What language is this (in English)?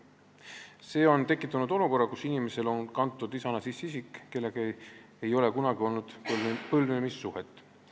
Estonian